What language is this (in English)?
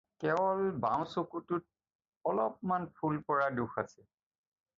Assamese